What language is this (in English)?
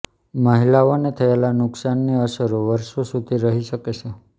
Gujarati